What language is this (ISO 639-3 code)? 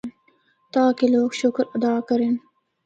hno